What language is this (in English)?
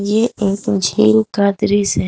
Hindi